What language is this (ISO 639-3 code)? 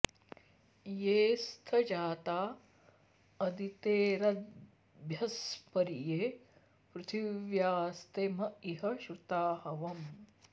san